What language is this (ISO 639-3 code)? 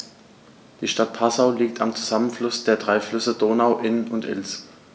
deu